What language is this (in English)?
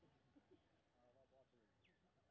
Maithili